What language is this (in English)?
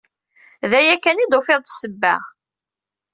Kabyle